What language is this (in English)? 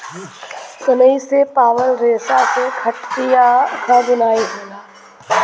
Bhojpuri